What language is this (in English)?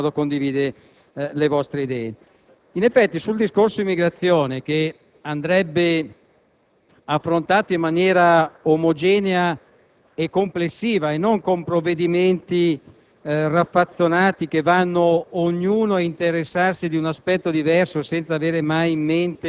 Italian